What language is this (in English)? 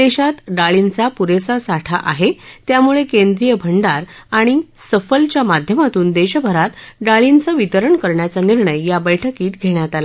Marathi